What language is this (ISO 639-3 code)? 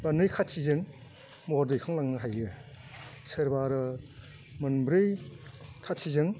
brx